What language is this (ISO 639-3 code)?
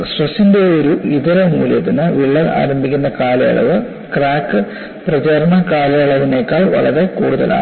mal